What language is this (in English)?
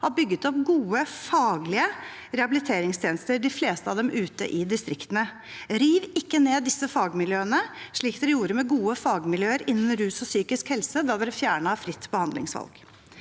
Norwegian